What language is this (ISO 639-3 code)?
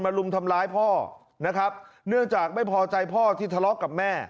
tha